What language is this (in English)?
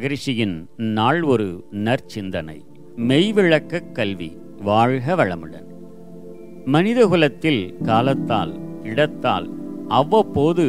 Tamil